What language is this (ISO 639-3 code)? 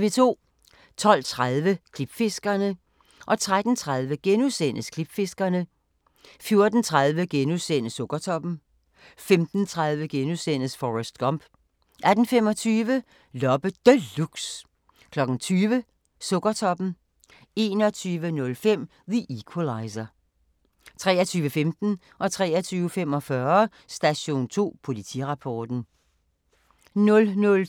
dan